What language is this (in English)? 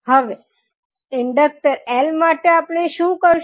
Gujarati